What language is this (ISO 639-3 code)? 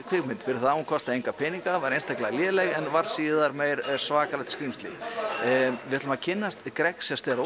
isl